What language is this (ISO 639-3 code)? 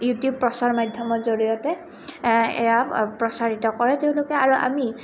asm